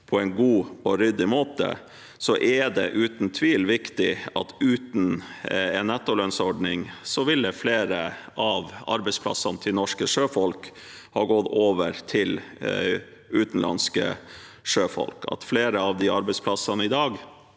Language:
Norwegian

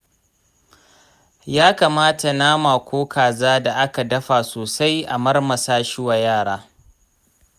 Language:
Hausa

